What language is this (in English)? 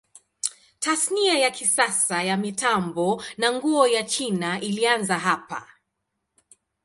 Swahili